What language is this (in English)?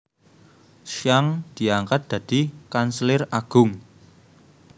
Javanese